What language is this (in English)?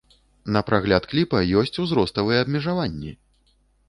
Belarusian